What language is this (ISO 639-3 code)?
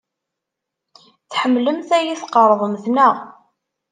kab